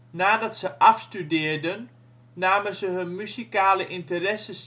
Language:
Dutch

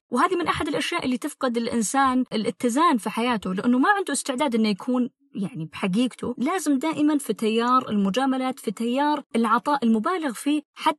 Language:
Arabic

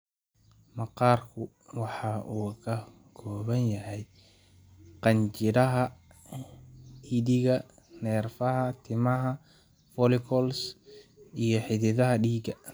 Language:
Somali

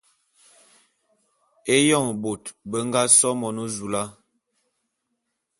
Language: Bulu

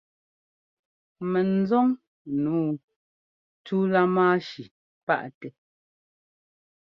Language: Ngomba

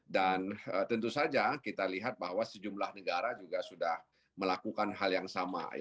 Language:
Indonesian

